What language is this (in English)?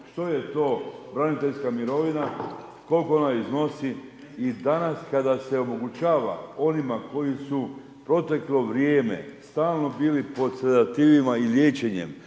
Croatian